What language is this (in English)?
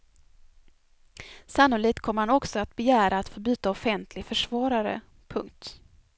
Swedish